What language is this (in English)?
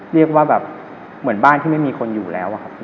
Thai